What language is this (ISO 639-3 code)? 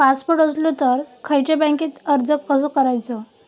mar